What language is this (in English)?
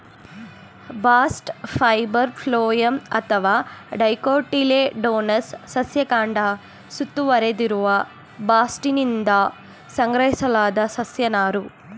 Kannada